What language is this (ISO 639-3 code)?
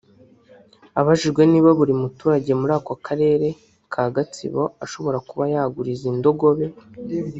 kin